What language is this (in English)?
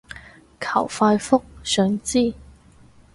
Cantonese